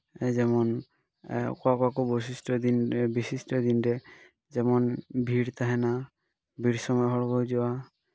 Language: Santali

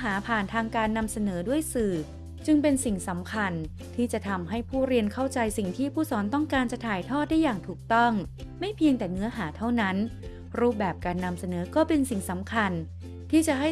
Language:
Thai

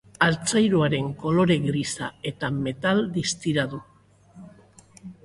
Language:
Basque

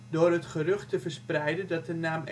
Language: Dutch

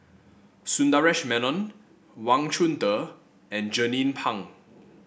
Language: English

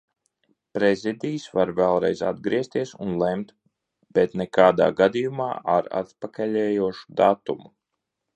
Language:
Latvian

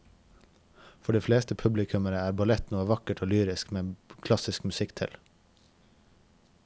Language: Norwegian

